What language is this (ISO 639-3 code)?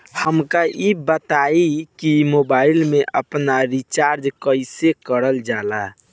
bho